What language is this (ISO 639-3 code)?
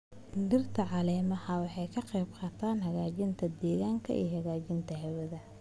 som